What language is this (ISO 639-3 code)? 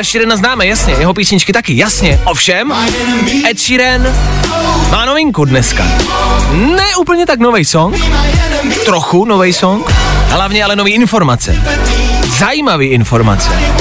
ces